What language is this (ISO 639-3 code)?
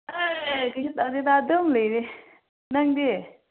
mni